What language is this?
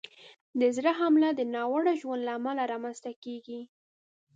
Pashto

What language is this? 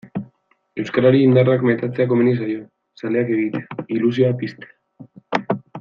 Basque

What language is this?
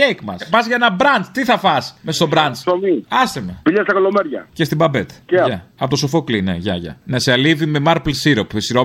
Greek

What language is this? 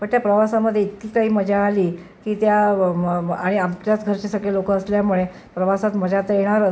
Marathi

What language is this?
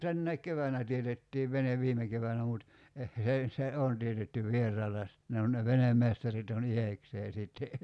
Finnish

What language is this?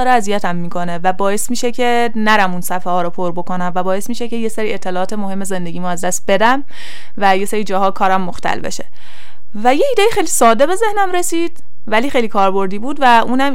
Persian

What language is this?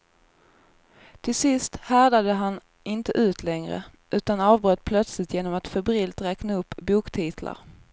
Swedish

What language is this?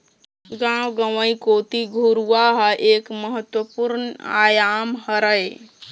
Chhattisgarhi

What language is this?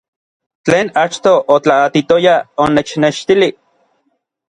Orizaba Nahuatl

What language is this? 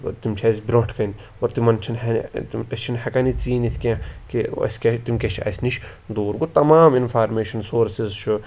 Kashmiri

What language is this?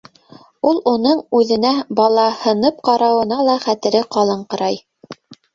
Bashkir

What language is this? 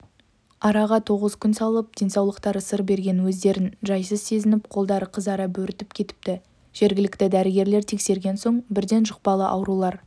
Kazakh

